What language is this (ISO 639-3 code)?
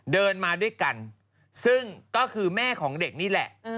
tha